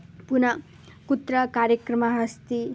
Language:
Sanskrit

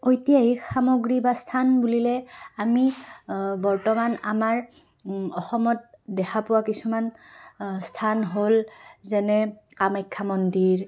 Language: Assamese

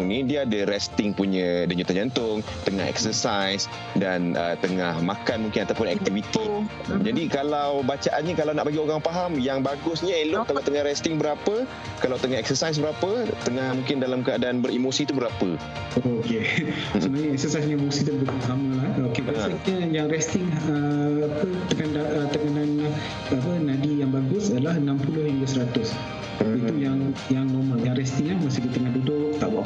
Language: Malay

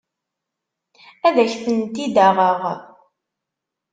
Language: Kabyle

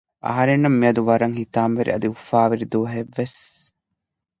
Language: Divehi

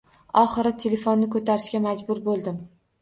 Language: Uzbek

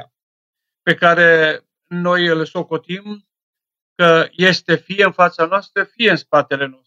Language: Romanian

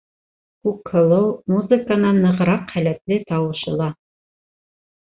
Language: Bashkir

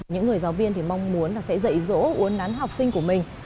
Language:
Vietnamese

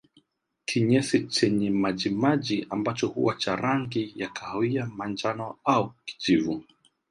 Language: Swahili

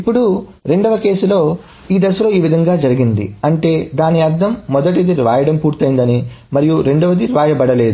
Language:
Telugu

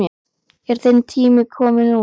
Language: Icelandic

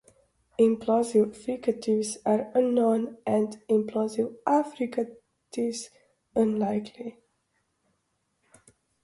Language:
English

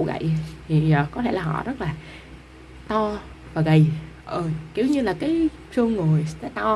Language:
Vietnamese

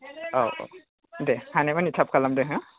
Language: Bodo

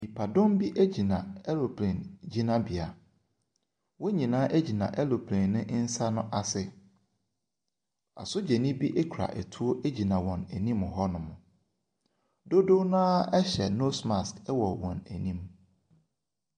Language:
Akan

